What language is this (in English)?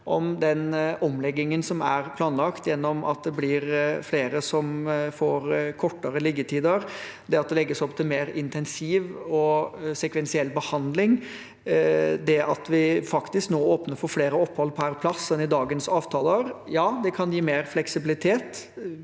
Norwegian